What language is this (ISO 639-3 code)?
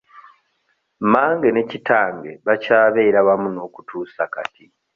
lug